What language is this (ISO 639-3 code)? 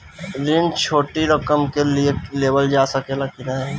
bho